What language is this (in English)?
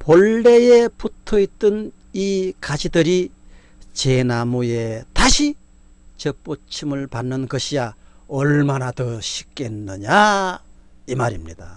Korean